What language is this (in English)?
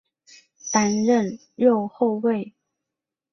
Chinese